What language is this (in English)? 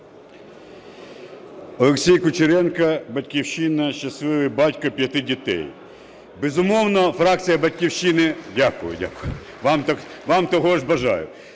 Ukrainian